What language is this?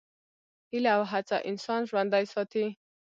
Pashto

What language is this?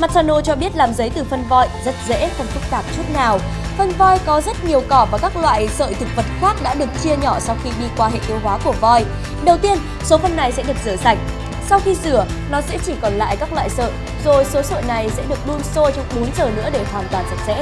Vietnamese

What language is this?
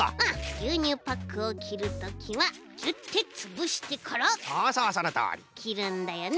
Japanese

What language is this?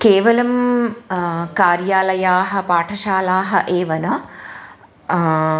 Sanskrit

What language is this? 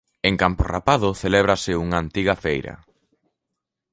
Galician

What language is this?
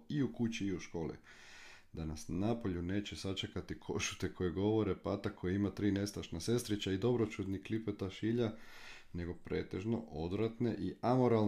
Croatian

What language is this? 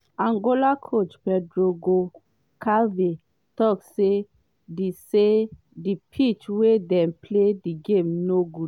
Nigerian Pidgin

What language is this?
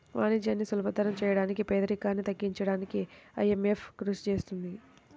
Telugu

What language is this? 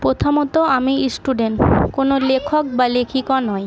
Bangla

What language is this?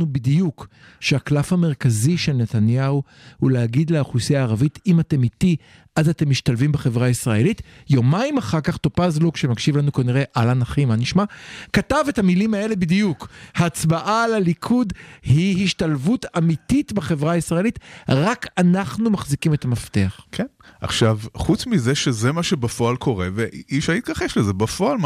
Hebrew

